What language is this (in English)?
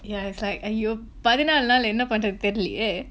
English